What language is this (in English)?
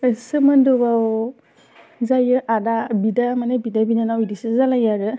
Bodo